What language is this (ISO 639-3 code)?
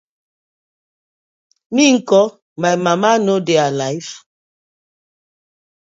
pcm